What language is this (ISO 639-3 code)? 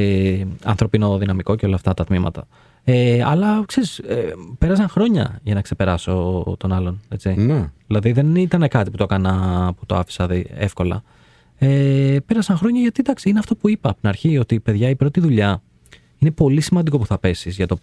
ell